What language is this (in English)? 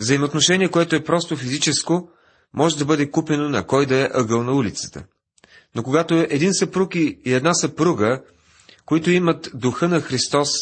Bulgarian